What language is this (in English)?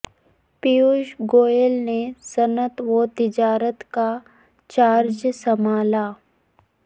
Urdu